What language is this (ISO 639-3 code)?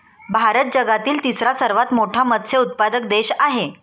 mar